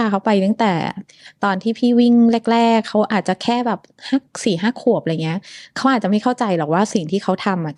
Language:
Thai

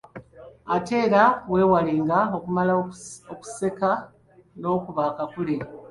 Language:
Ganda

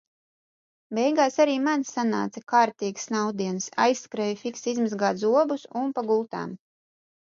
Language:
Latvian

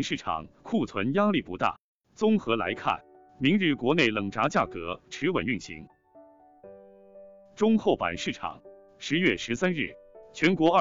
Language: Chinese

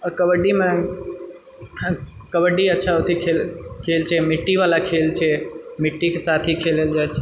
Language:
Maithili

